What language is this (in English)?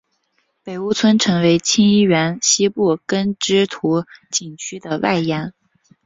Chinese